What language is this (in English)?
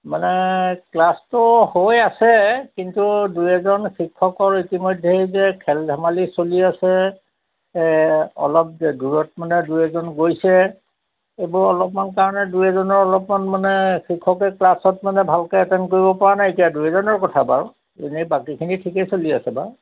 Assamese